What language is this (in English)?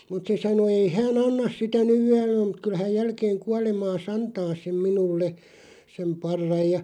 Finnish